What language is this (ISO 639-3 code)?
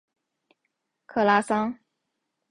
zho